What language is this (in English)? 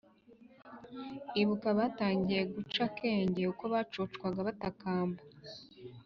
Kinyarwanda